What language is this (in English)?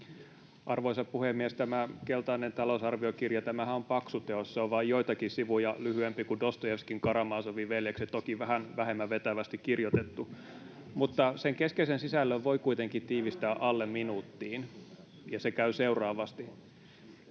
Finnish